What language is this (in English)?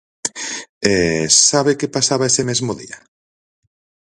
Galician